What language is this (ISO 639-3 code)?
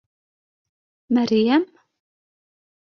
bak